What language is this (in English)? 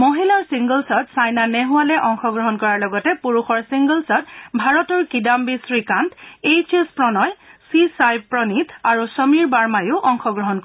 Assamese